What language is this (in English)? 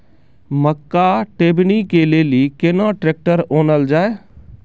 Maithili